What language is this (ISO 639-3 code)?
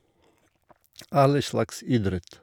nor